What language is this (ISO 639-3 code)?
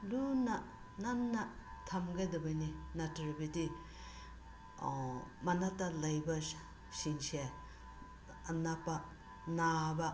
mni